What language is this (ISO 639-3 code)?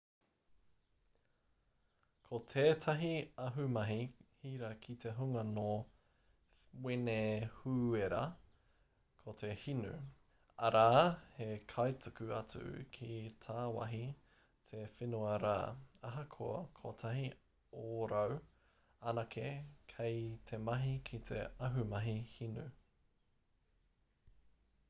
mri